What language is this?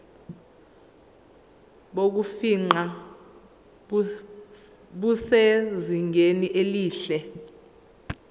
Zulu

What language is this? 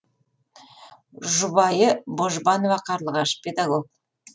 Kazakh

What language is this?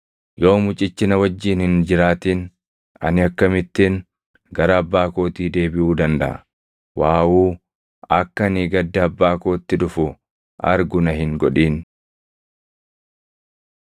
Oromo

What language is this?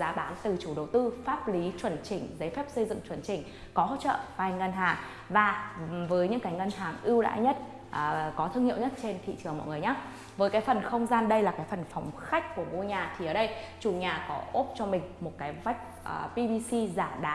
Vietnamese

